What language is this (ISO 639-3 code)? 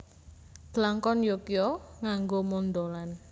jav